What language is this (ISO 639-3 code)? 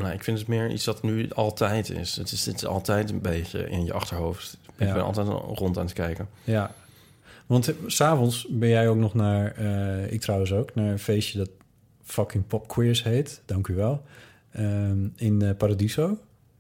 nld